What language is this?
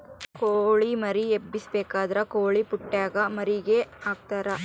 Kannada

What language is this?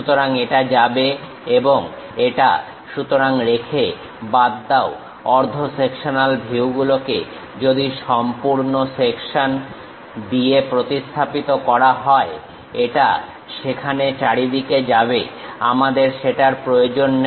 Bangla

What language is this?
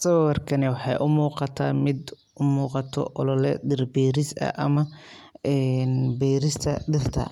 Somali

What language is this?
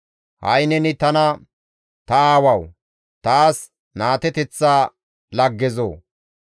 Gamo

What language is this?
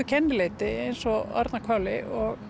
Icelandic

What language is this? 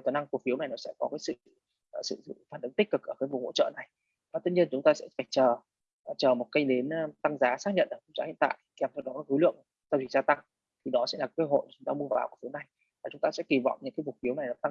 Vietnamese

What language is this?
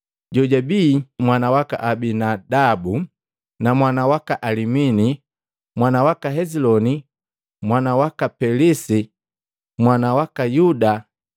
Matengo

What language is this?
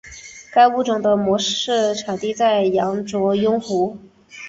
Chinese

